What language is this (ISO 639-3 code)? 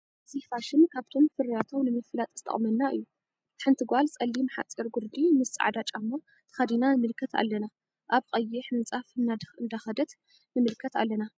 tir